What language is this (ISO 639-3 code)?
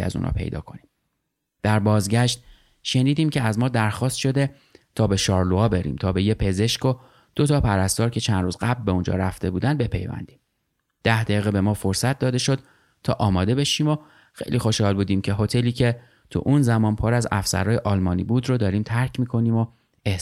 fas